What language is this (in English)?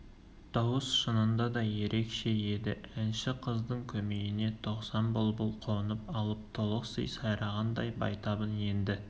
Kazakh